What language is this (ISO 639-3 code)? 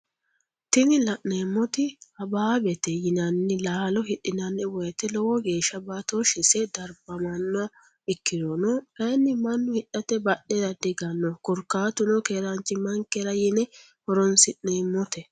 sid